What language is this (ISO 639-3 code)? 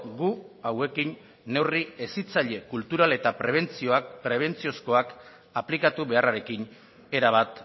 eus